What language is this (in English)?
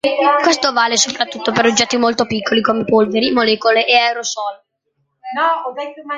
Italian